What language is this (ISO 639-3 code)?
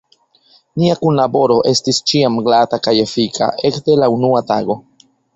epo